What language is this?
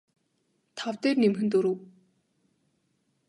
Mongolian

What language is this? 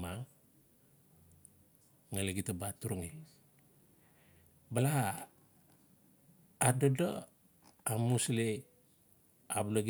Notsi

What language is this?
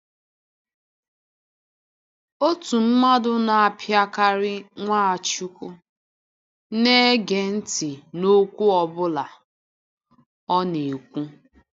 Igbo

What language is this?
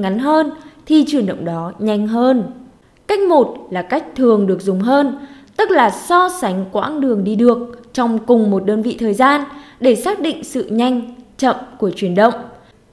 Vietnamese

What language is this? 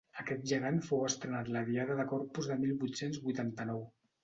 Catalan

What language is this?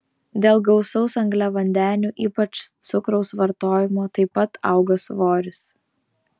Lithuanian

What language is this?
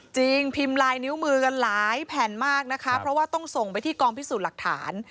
Thai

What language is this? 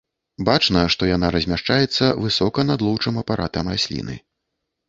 Belarusian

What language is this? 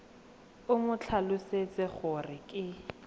Tswana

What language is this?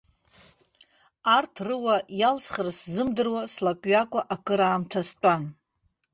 Abkhazian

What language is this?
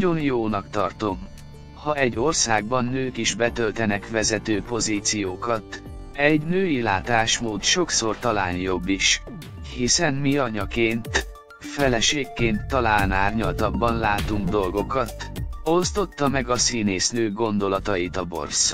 Hungarian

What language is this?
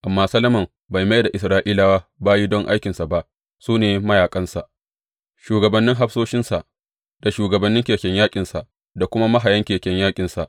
Hausa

